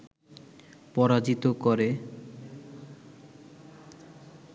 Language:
Bangla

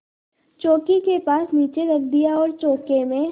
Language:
Hindi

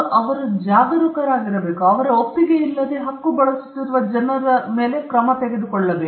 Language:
Kannada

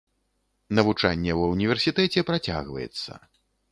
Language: Belarusian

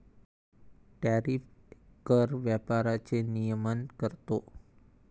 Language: Marathi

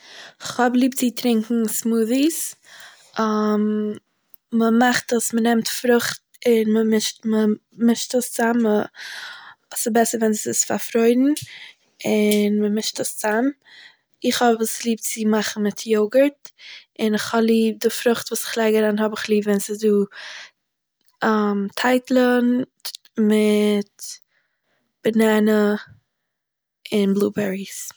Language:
Yiddish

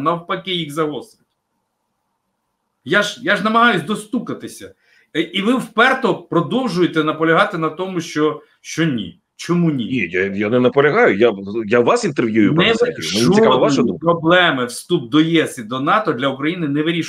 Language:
Ukrainian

